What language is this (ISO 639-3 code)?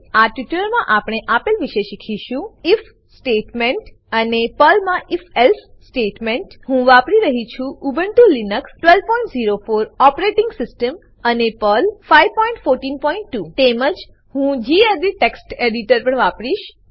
guj